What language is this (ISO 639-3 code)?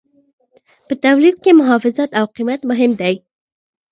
pus